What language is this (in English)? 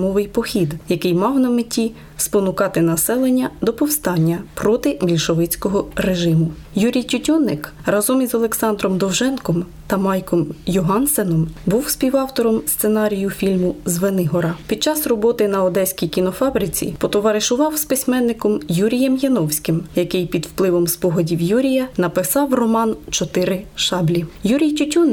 Ukrainian